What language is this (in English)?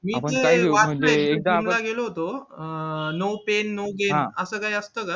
Marathi